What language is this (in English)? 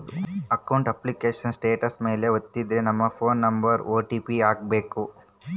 Kannada